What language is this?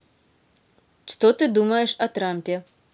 Russian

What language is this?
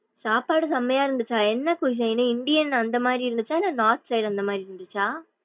Tamil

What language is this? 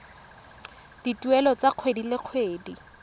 Tswana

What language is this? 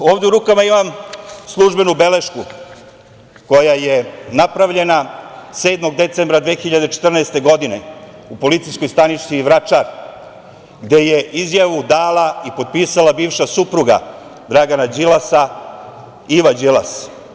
Serbian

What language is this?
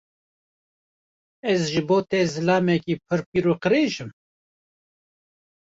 Kurdish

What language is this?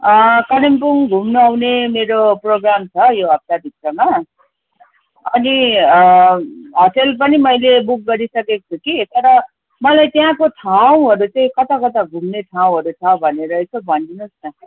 Nepali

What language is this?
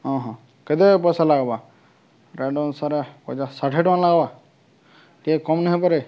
Odia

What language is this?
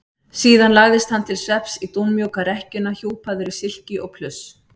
Icelandic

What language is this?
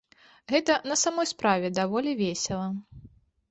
Belarusian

